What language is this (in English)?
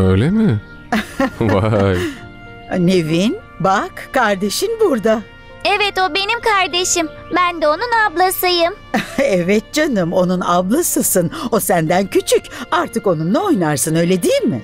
Turkish